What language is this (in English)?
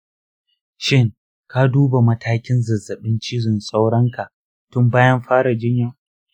Hausa